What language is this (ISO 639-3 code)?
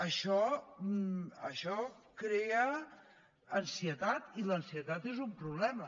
cat